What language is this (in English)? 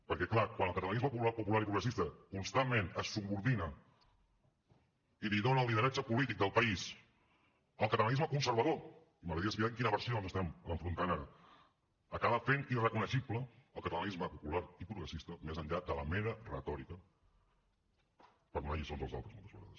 Catalan